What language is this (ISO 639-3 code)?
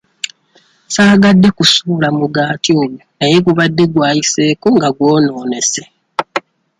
lug